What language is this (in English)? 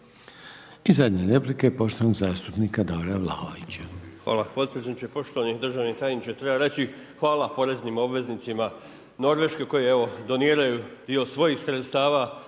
Croatian